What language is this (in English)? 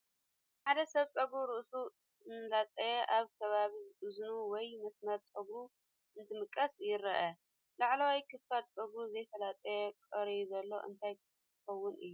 Tigrinya